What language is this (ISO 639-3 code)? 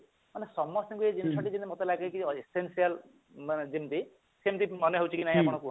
ori